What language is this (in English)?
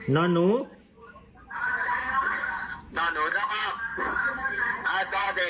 Thai